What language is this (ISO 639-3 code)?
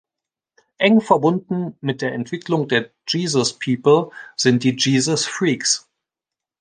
deu